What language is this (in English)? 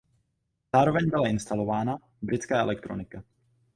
Czech